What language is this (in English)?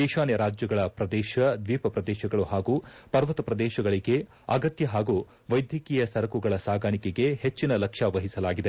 Kannada